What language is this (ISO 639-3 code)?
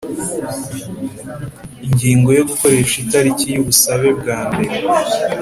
kin